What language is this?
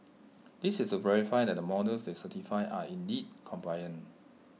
English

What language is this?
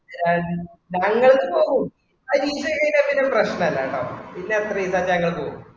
Malayalam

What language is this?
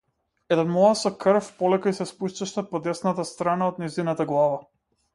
Macedonian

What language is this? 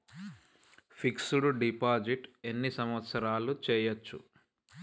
Telugu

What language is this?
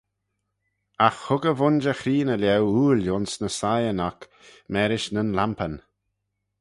Manx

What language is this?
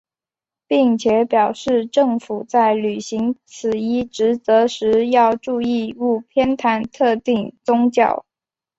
Chinese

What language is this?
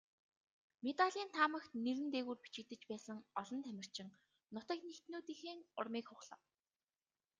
Mongolian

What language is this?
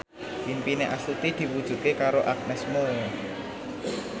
Javanese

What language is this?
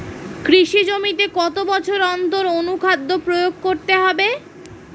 Bangla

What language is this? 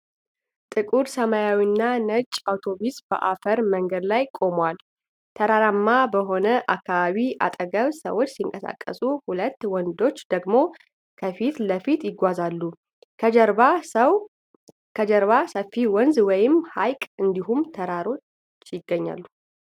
Amharic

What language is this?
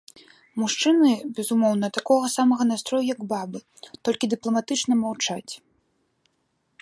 Belarusian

